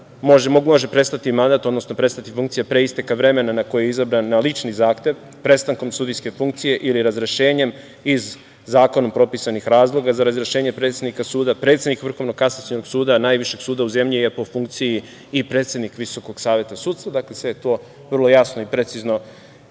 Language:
Serbian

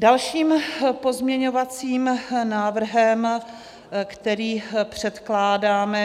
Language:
Czech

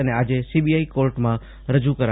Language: Gujarati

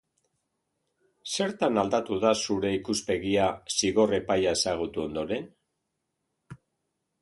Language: Basque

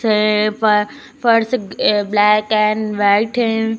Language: Hindi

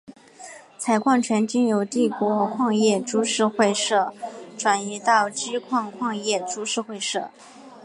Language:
Chinese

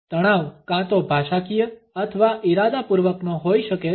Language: Gujarati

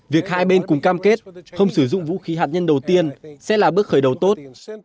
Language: Vietnamese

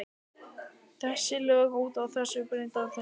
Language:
Icelandic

